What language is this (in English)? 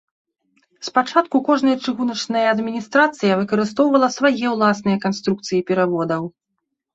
Belarusian